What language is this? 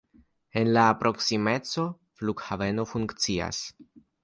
Esperanto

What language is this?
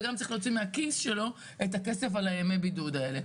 Hebrew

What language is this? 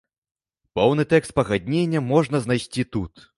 Belarusian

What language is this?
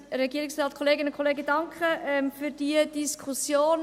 Swiss German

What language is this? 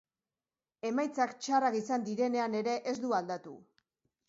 Basque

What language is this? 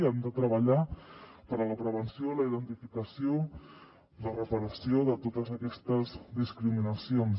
Catalan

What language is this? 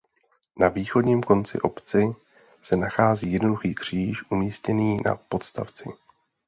Czech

